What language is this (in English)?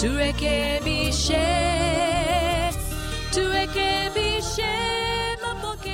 Swahili